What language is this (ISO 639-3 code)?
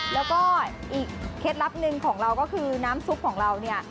tha